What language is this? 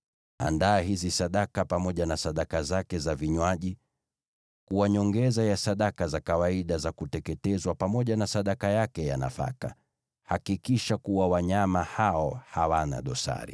Swahili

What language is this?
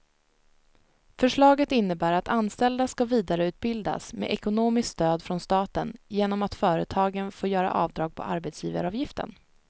Swedish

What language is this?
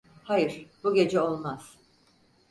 Turkish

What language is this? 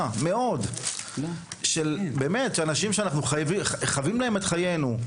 Hebrew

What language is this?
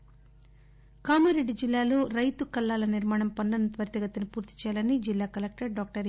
Telugu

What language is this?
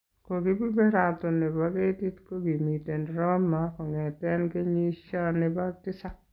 Kalenjin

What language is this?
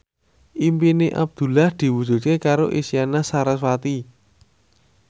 Javanese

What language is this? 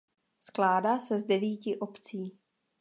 Czech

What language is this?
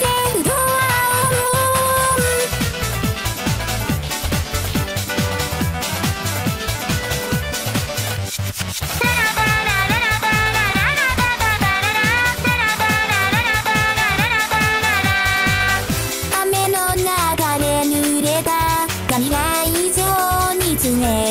Thai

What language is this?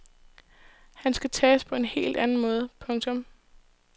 Danish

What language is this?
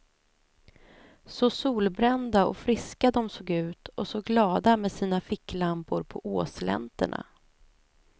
Swedish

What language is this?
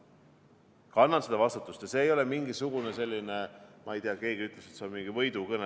Estonian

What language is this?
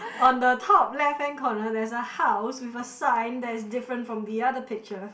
English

